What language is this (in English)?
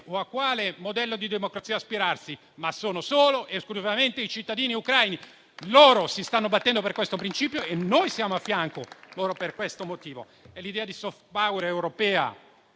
Italian